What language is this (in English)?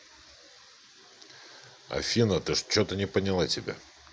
Russian